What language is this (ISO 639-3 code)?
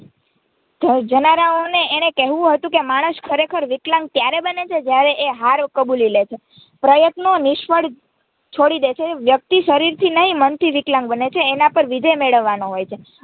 guj